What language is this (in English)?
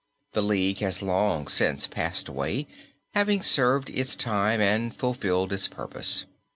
English